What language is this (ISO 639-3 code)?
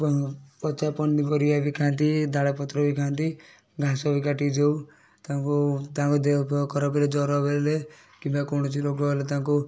ori